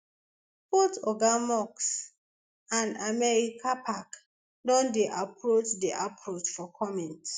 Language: Nigerian Pidgin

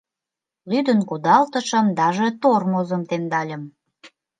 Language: Mari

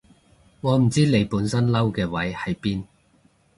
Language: Cantonese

